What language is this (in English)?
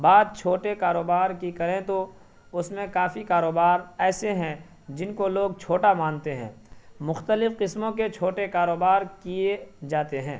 Urdu